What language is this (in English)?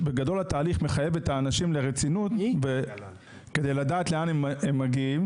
Hebrew